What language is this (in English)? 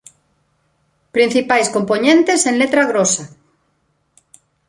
Galician